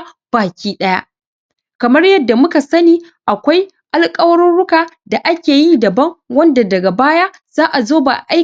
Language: Hausa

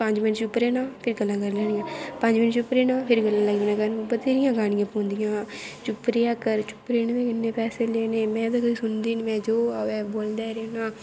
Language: Dogri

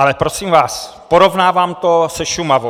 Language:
Czech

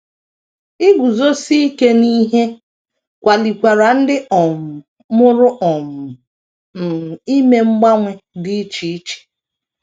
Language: Igbo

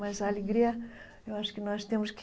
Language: Portuguese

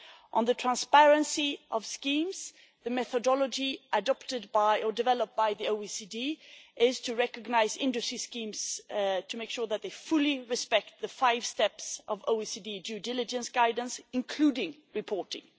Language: English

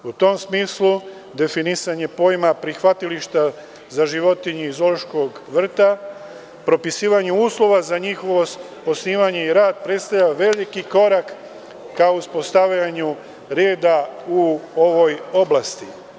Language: Serbian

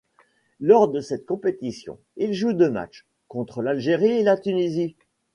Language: French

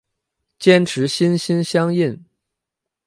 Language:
Chinese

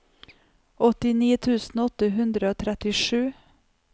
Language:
Norwegian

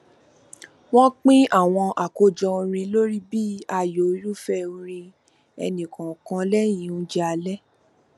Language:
Yoruba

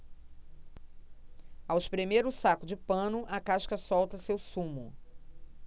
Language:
Portuguese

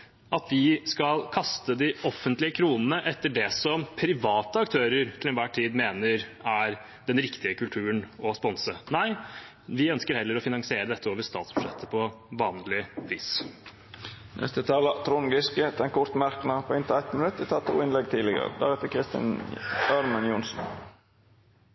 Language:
Norwegian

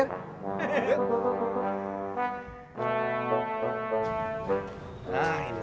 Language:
Indonesian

